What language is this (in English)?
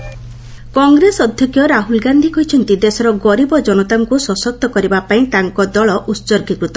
Odia